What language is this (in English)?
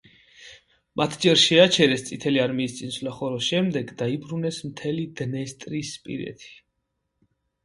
Georgian